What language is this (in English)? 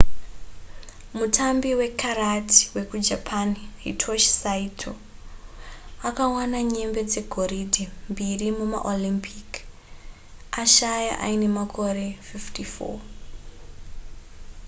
Shona